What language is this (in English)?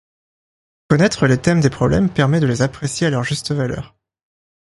French